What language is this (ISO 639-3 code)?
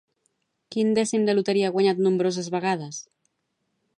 cat